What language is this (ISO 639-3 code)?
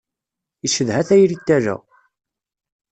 kab